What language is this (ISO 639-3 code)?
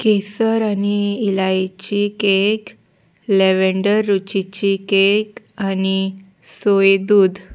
kok